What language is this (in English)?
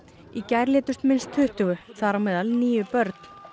Icelandic